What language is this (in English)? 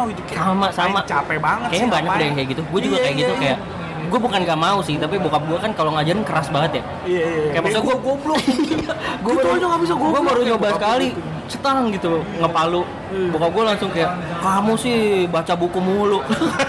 Indonesian